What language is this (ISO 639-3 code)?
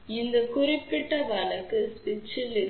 tam